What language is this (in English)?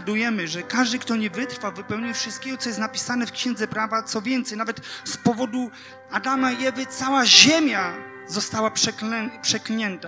Polish